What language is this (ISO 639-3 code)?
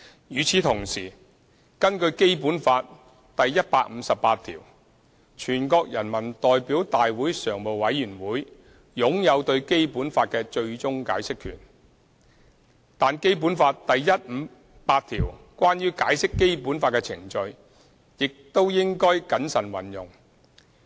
yue